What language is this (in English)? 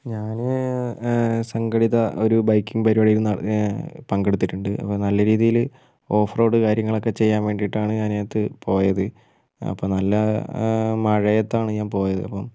Malayalam